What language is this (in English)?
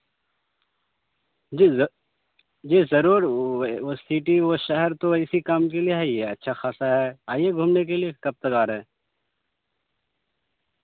Urdu